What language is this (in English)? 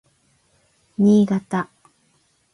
Japanese